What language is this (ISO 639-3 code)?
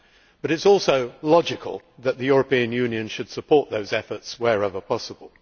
eng